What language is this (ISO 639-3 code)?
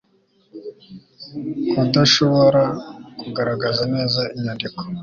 kin